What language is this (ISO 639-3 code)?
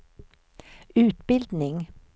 swe